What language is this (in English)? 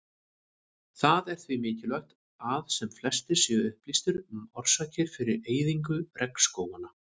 Icelandic